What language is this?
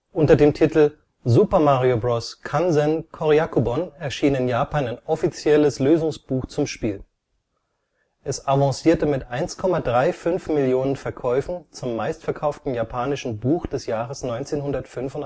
German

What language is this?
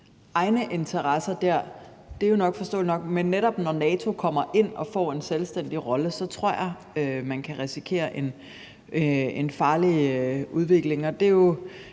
Danish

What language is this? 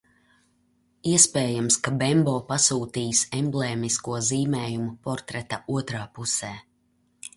Latvian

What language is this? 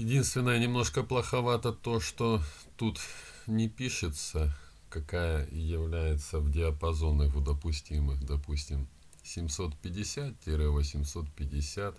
Russian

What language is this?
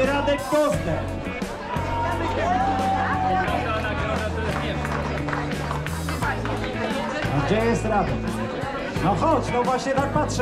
Polish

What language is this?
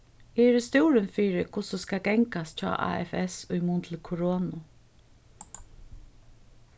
Faroese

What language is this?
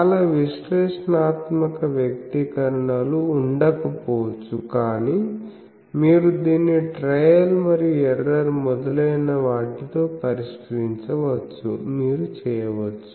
Telugu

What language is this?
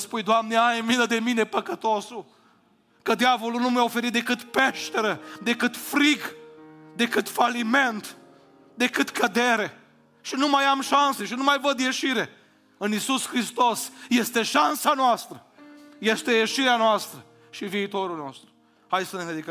Romanian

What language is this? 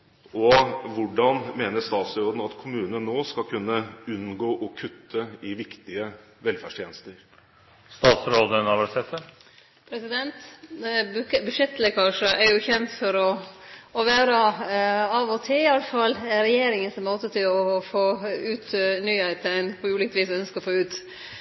Norwegian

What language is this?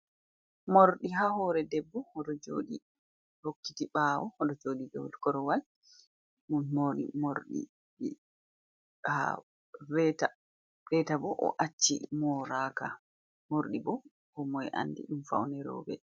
Fula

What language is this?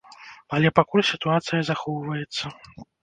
Belarusian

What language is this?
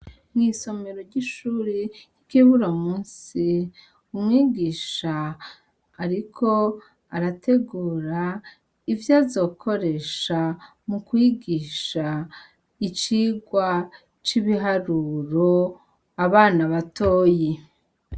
Rundi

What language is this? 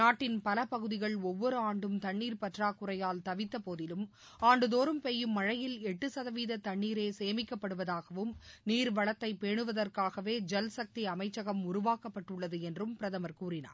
Tamil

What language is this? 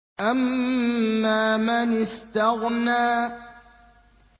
Arabic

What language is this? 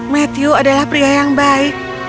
Indonesian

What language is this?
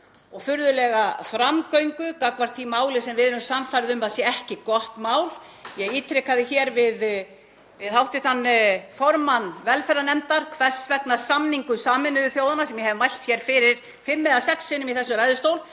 Icelandic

